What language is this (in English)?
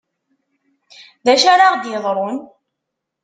Kabyle